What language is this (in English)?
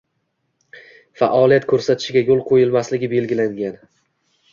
Uzbek